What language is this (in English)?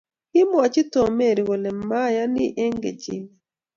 Kalenjin